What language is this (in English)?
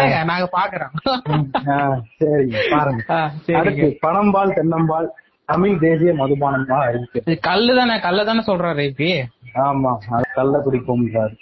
Tamil